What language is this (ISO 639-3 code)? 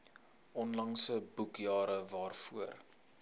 afr